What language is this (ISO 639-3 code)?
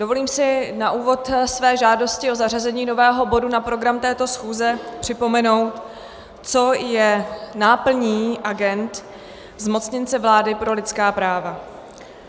ces